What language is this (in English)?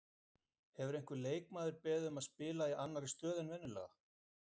Icelandic